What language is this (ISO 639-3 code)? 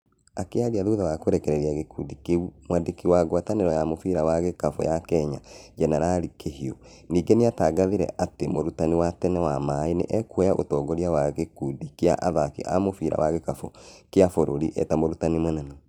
kik